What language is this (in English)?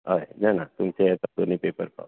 Konkani